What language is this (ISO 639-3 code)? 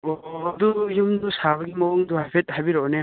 mni